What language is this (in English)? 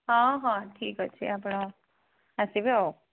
Odia